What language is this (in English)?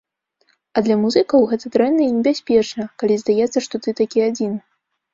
Belarusian